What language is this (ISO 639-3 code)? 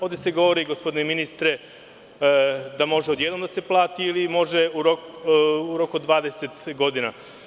srp